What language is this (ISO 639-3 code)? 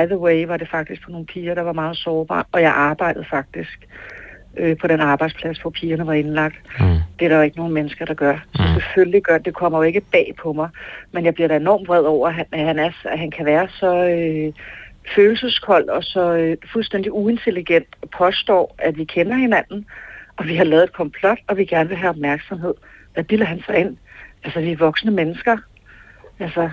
dan